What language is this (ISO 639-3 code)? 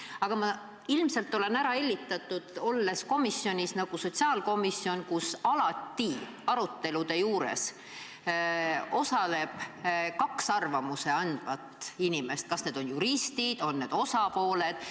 est